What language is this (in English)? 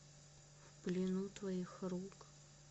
Russian